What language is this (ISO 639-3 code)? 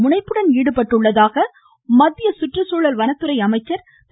tam